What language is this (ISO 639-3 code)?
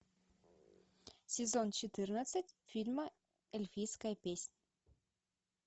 rus